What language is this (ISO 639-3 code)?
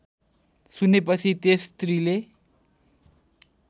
nep